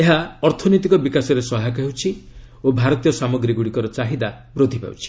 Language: Odia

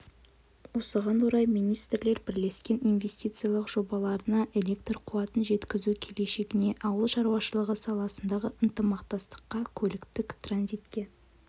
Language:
Kazakh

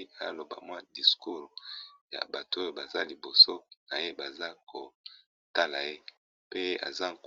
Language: Lingala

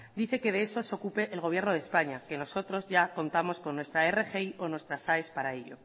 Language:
Spanish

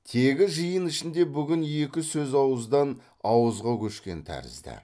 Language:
Kazakh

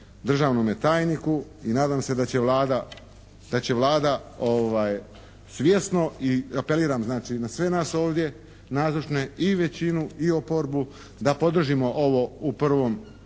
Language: Croatian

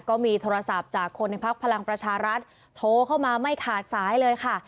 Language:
Thai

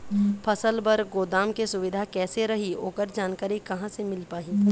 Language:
Chhattisgarhi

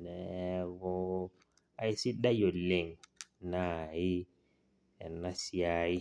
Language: Masai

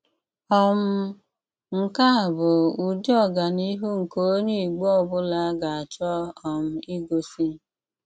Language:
Igbo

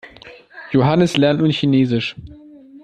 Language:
German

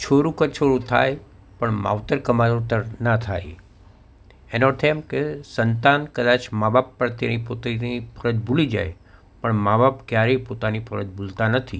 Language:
Gujarati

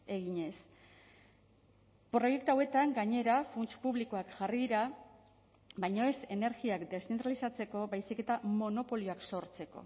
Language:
Basque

